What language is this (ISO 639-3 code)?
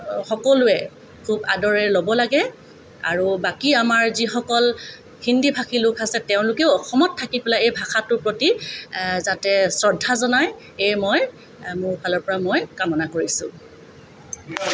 asm